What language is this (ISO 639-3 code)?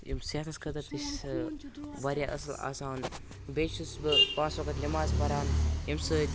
kas